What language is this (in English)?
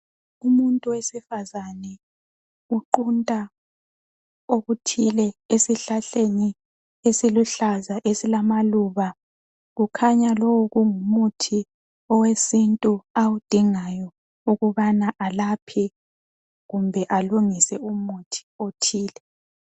North Ndebele